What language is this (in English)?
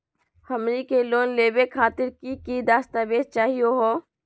Magahi